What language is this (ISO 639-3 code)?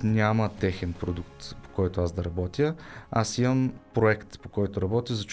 bul